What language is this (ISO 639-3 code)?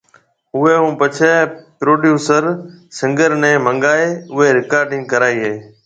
mve